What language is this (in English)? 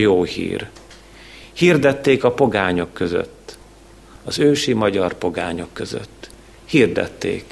Hungarian